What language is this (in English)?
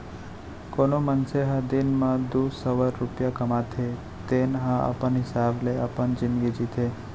Chhattisgarhi